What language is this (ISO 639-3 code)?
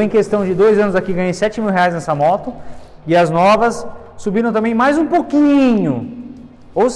por